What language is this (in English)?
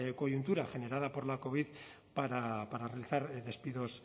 Spanish